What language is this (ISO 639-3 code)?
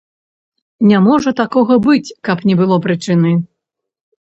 bel